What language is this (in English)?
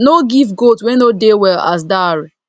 Nigerian Pidgin